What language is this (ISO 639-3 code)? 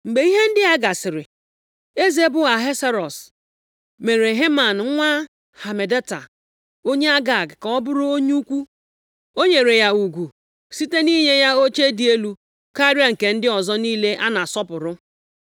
ibo